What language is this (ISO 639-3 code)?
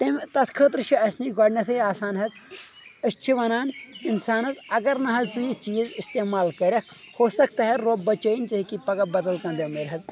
kas